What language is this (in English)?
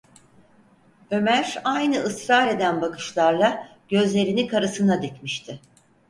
Turkish